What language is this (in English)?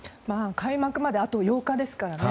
Japanese